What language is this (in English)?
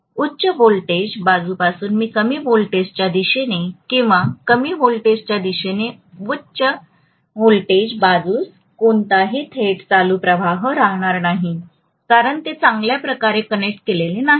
Marathi